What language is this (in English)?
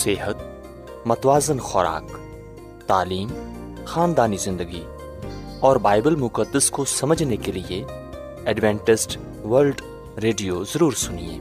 Urdu